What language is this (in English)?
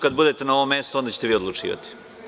Serbian